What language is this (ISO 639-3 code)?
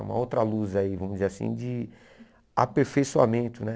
por